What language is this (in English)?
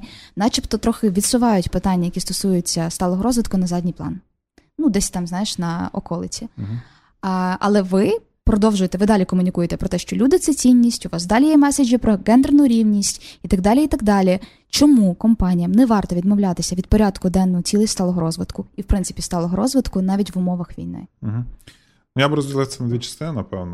Ukrainian